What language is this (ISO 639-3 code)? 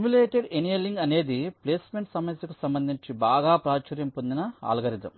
tel